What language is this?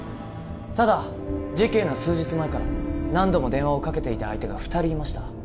Japanese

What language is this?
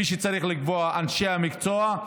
Hebrew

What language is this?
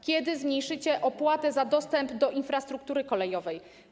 Polish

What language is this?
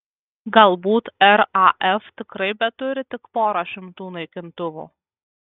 Lithuanian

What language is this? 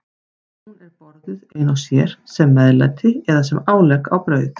Icelandic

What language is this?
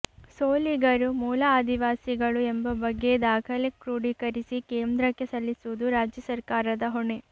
Kannada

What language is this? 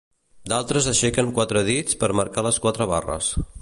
Catalan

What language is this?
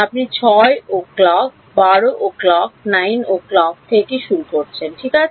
Bangla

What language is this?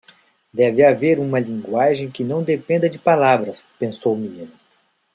Portuguese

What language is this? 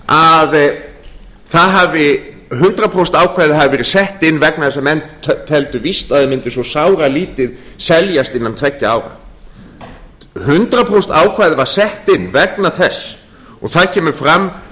Icelandic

